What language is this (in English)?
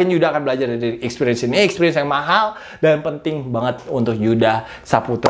Indonesian